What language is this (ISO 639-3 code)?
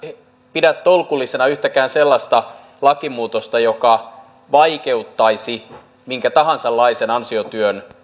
fin